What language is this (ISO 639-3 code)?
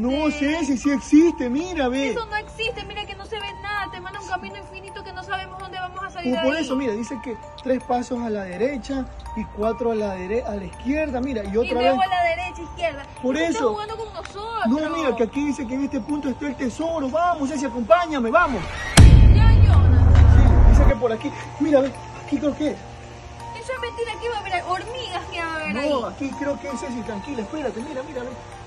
spa